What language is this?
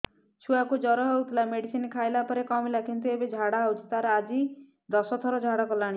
Odia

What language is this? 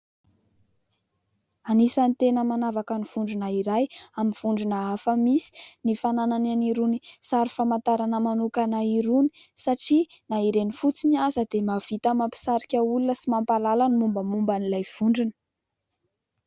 Malagasy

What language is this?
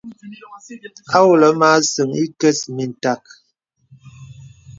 Bebele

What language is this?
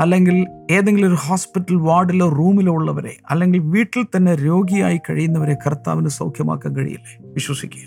Malayalam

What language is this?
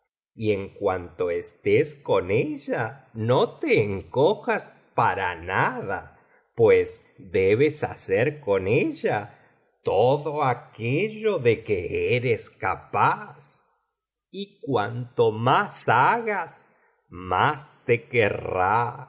Spanish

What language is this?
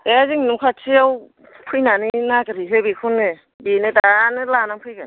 Bodo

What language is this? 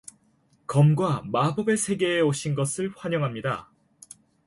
Korean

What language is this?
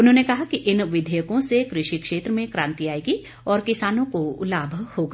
Hindi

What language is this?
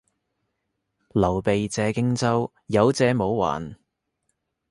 Cantonese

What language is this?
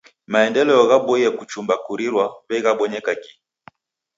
Taita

